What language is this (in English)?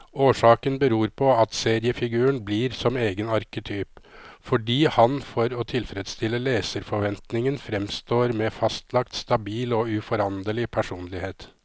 Norwegian